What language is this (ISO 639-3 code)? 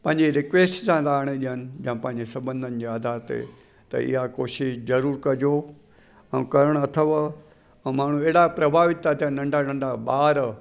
snd